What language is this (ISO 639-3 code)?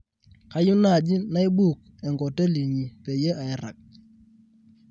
mas